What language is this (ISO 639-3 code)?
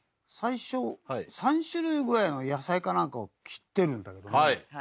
jpn